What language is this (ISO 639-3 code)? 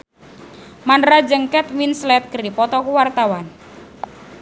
sun